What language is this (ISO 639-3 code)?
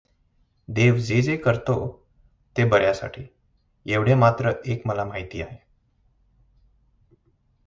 mar